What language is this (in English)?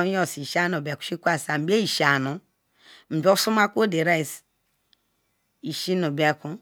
Ikwere